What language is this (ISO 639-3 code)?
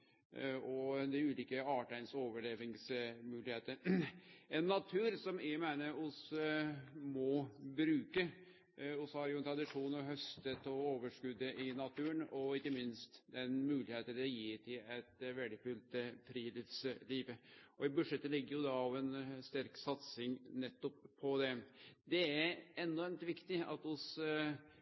nno